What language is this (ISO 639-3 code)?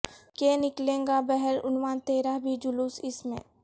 urd